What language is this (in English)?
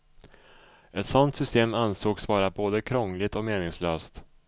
Swedish